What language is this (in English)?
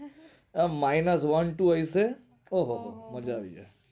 Gujarati